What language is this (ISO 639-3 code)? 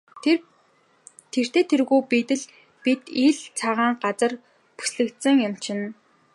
mon